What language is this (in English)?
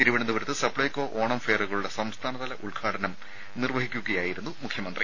Malayalam